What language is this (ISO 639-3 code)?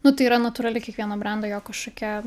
lit